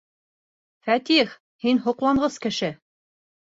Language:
Bashkir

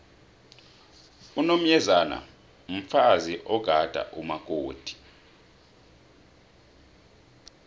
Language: South Ndebele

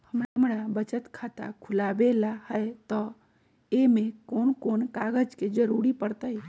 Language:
Magahi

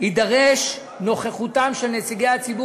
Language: Hebrew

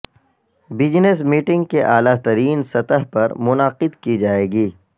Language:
Urdu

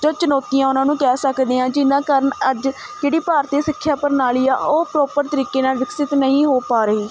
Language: Punjabi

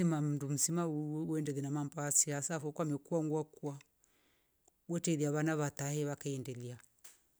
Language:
Rombo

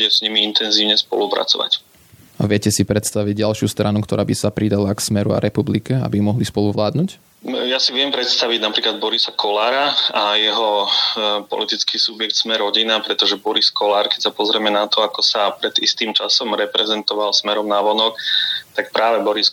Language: Slovak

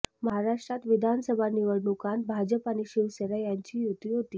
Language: Marathi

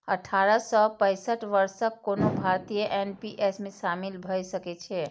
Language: Maithili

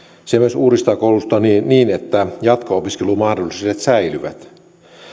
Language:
Finnish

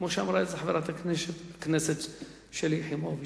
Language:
Hebrew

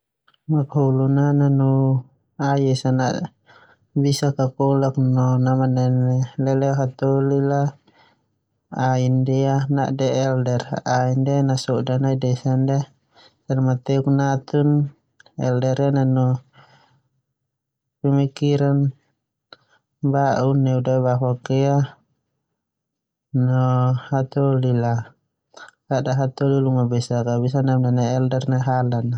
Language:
Termanu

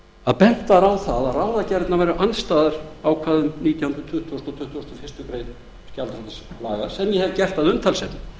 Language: Icelandic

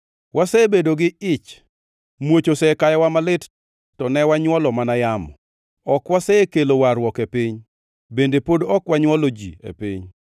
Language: Luo (Kenya and Tanzania)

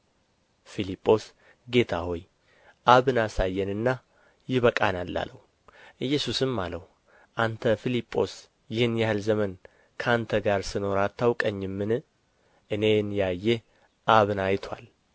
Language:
Amharic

